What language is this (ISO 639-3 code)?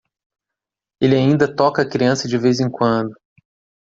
por